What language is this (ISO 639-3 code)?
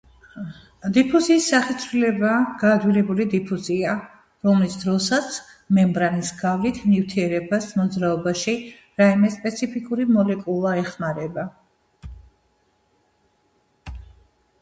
kat